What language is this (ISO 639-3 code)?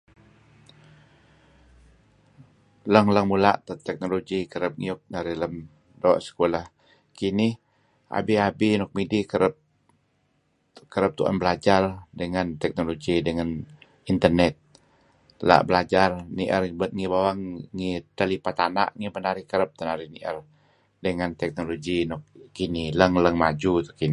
kzi